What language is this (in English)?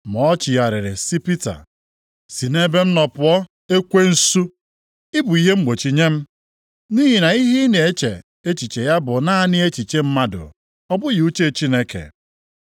Igbo